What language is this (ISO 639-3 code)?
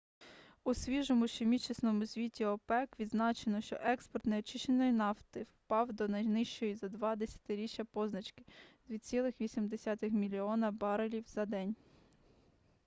ukr